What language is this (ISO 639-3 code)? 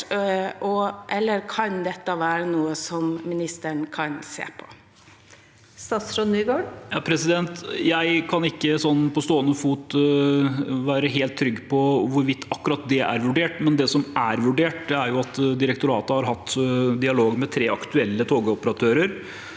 nor